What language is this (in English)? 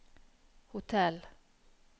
Norwegian